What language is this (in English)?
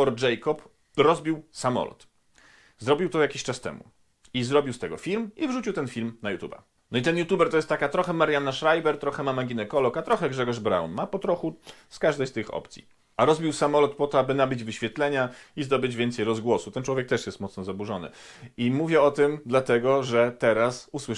Polish